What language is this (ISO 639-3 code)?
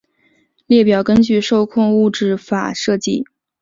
zho